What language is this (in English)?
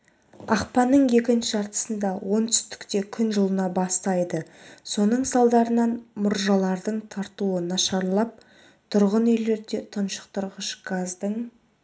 Kazakh